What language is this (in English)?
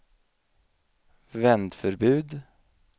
Swedish